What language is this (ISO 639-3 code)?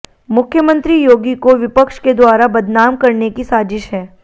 hin